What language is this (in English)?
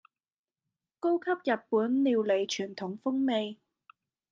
Cantonese